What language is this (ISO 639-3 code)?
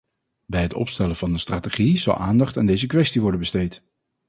nld